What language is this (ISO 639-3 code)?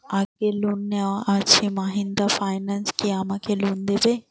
ben